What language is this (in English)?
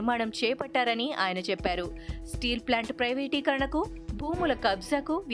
Telugu